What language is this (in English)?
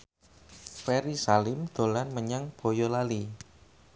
Javanese